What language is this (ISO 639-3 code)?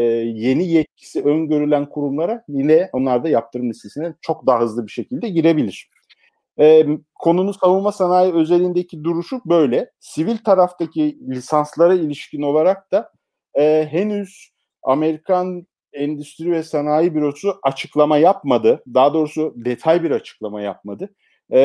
tur